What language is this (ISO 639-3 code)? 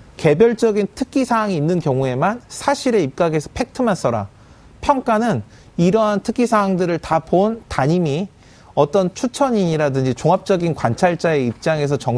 kor